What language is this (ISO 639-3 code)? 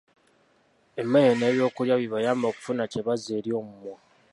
lug